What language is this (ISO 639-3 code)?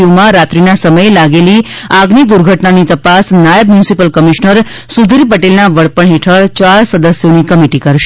guj